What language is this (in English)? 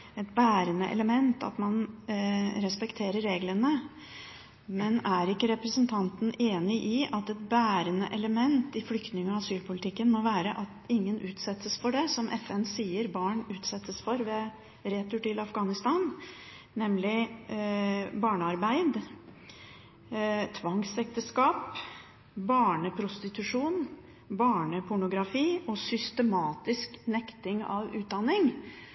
Norwegian Bokmål